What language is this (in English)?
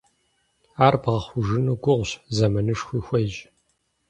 Kabardian